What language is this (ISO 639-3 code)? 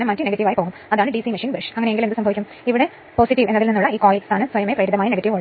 mal